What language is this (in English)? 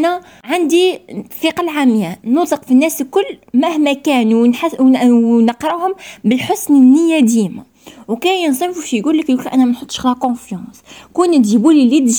Arabic